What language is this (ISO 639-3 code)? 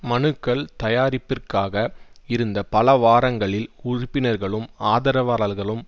tam